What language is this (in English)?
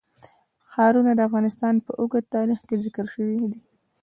Pashto